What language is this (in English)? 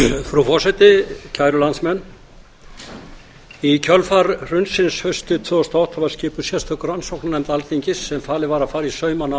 Icelandic